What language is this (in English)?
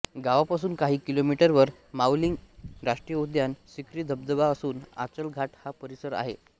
Marathi